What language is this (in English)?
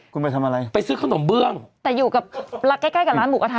Thai